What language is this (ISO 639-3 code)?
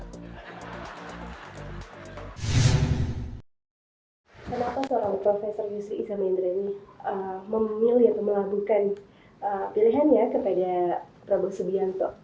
ind